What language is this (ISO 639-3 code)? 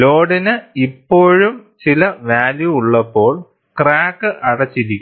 mal